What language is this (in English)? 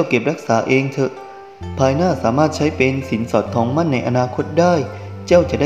Thai